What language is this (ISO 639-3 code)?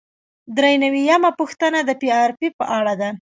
pus